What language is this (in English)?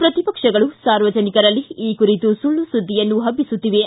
Kannada